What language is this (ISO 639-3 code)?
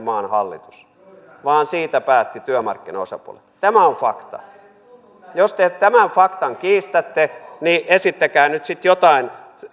fin